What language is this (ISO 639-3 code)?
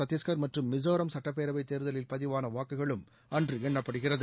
tam